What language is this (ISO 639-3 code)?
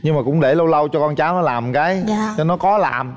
vie